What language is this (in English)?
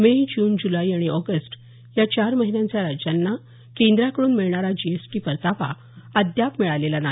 Marathi